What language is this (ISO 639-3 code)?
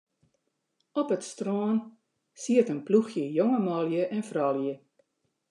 fry